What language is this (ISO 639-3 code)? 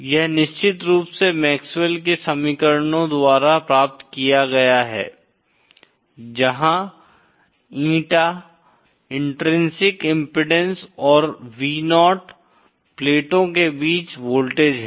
hin